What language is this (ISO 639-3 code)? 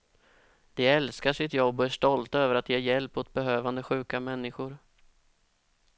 swe